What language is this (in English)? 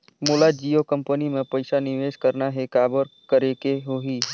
Chhattisgarhi